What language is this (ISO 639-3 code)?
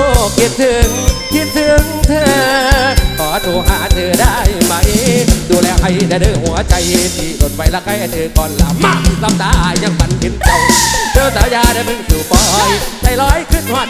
tha